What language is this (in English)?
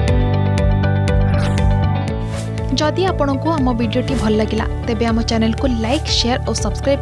Hindi